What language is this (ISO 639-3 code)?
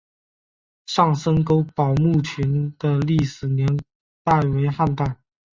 zho